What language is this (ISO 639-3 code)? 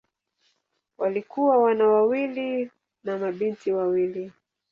swa